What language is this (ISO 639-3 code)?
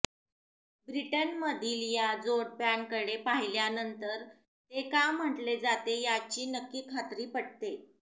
mar